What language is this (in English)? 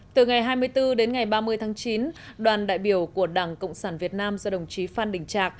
Vietnamese